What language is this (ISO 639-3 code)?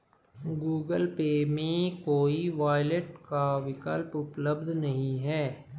hin